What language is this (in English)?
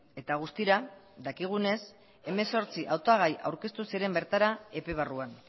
Basque